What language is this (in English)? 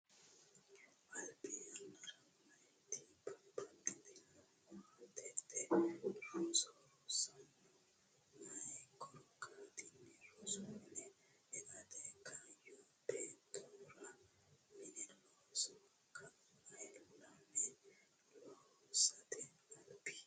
Sidamo